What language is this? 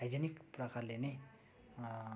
Nepali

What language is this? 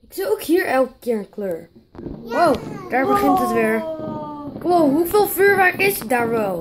Dutch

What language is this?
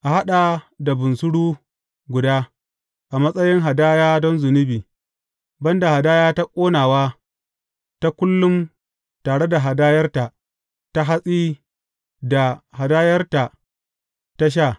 Hausa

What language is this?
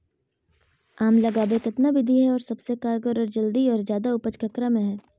Magahi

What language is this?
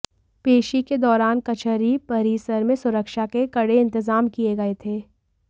Hindi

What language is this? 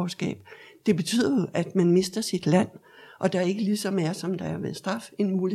Danish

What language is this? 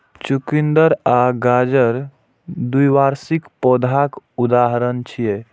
Maithili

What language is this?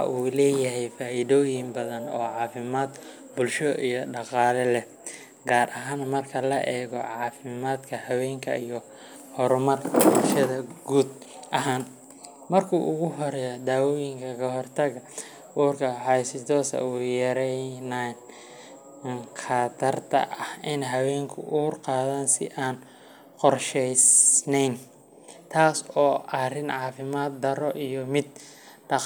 Somali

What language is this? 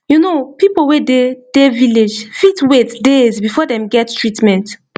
Nigerian Pidgin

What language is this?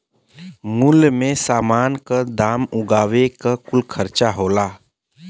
Bhojpuri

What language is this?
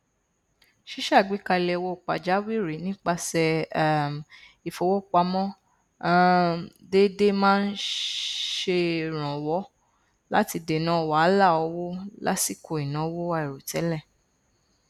Yoruba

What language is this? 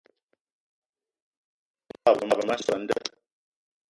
Eton (Cameroon)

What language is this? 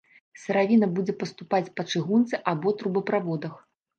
Belarusian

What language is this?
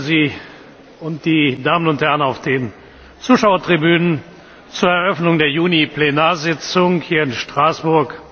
German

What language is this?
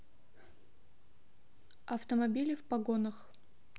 Russian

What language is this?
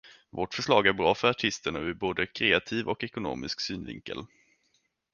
Swedish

